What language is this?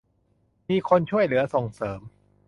Thai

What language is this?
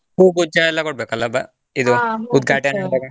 Kannada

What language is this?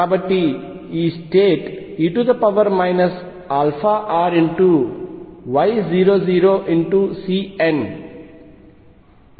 Telugu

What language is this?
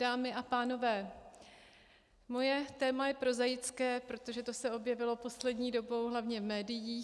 Czech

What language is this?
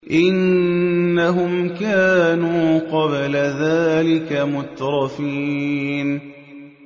Arabic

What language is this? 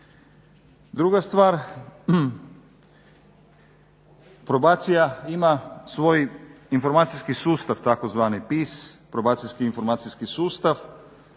Croatian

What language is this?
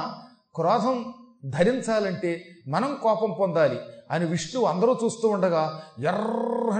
Telugu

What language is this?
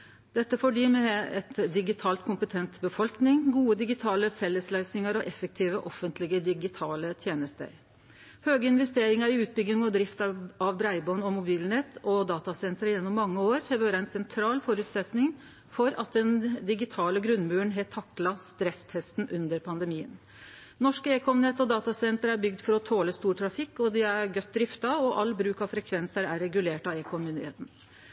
Norwegian Nynorsk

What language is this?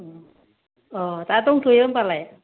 Bodo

